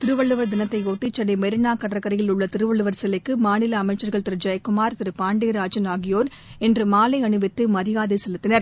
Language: Tamil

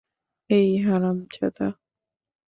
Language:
Bangla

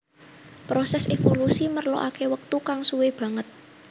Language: Javanese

